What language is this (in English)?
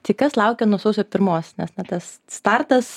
Lithuanian